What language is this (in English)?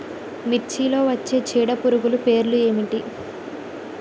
Telugu